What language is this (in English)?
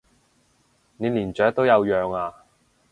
Cantonese